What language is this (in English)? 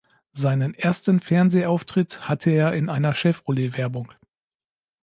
German